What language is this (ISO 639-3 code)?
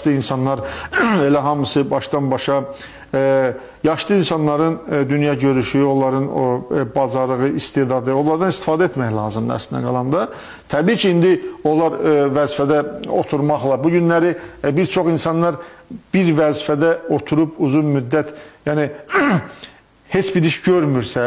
tur